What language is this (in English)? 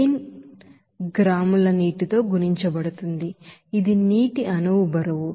Telugu